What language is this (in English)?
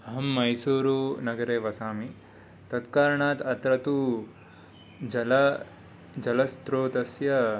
Sanskrit